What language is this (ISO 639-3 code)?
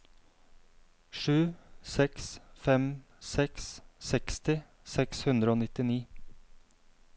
nor